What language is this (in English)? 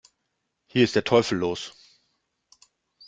German